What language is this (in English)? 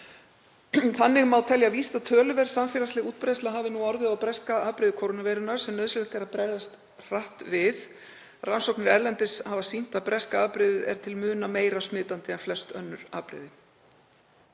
Icelandic